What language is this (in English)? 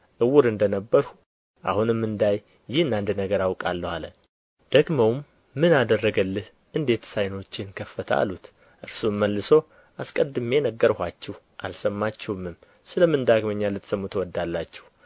Amharic